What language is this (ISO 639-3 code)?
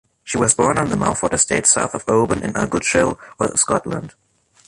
eng